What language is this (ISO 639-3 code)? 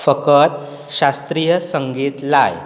kok